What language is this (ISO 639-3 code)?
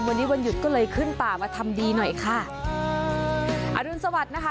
tha